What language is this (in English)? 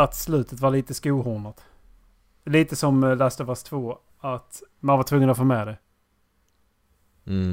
Swedish